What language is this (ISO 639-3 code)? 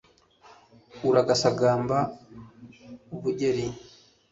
kin